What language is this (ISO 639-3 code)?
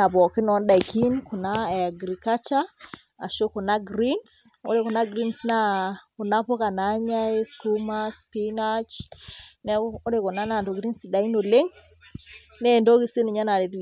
mas